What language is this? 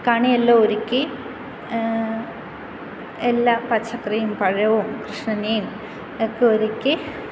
Malayalam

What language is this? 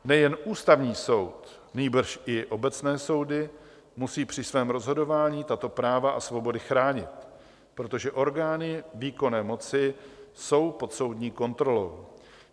Czech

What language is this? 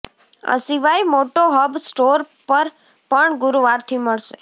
Gujarati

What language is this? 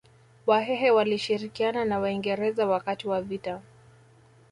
Swahili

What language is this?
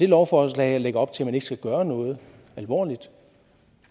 Danish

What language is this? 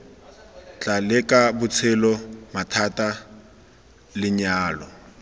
Tswana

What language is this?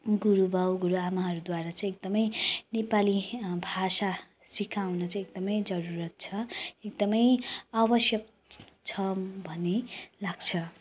Nepali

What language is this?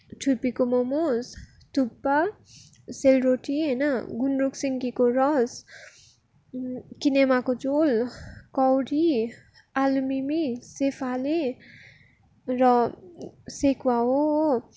Nepali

